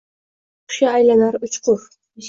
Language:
Uzbek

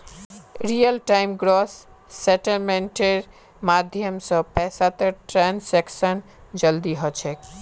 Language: Magahi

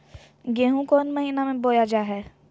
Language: Magahi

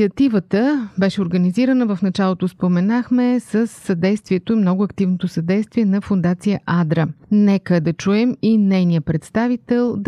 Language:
Bulgarian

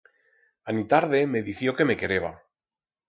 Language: Aragonese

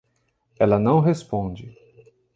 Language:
Portuguese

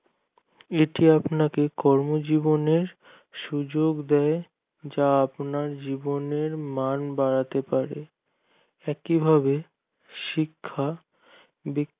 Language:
Bangla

